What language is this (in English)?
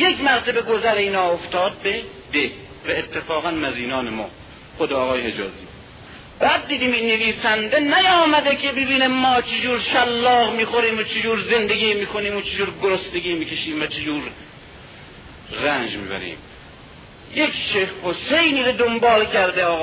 Persian